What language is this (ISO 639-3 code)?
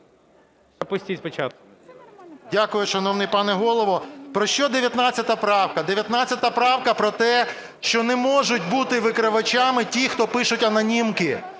ukr